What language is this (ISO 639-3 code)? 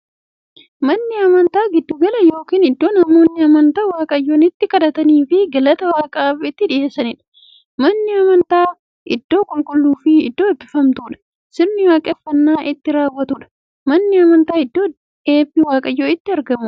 orm